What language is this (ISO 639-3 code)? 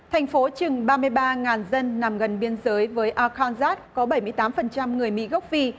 vie